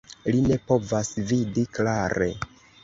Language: Esperanto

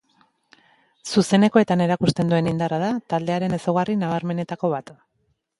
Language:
Basque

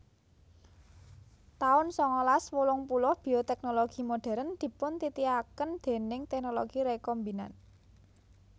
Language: Javanese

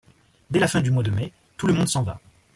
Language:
French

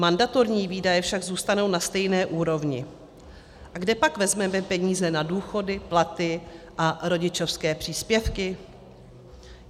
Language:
Czech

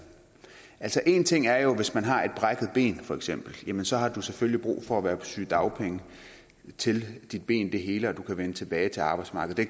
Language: Danish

